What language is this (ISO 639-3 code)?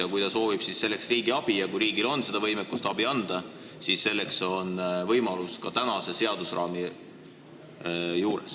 est